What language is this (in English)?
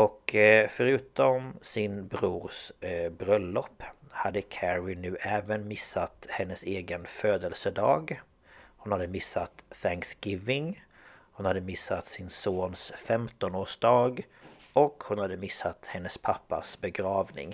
Swedish